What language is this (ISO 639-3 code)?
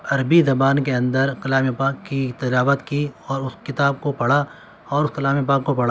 urd